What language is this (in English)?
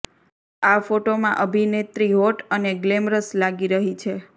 Gujarati